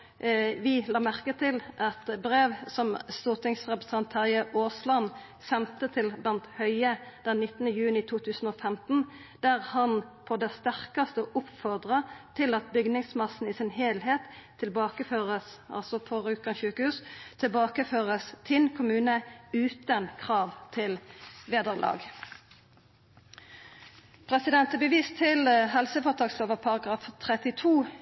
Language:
Norwegian Nynorsk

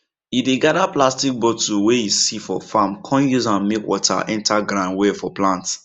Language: Nigerian Pidgin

